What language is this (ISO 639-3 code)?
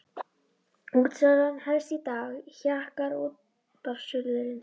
isl